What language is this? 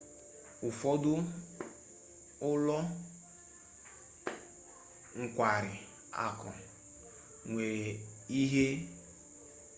Igbo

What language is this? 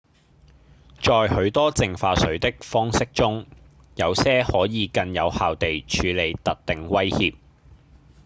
Cantonese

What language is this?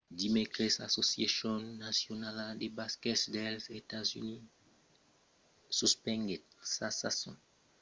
Occitan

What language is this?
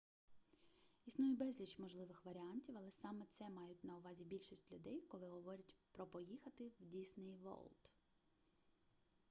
Ukrainian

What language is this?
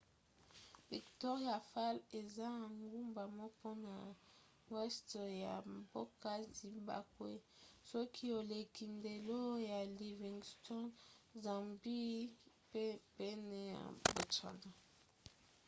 Lingala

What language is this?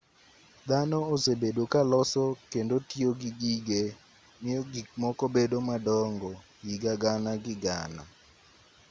Luo (Kenya and Tanzania)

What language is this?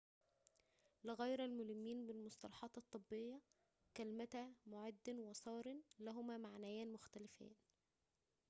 Arabic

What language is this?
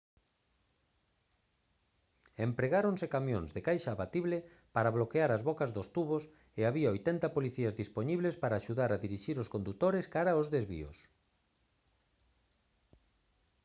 Galician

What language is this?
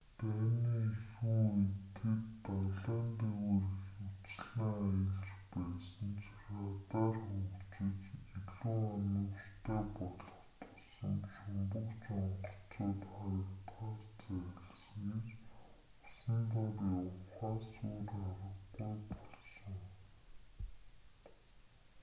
Mongolian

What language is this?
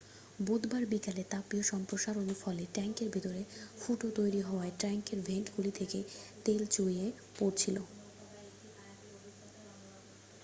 Bangla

